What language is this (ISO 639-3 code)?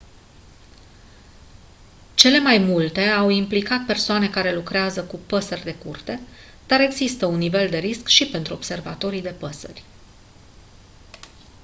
ron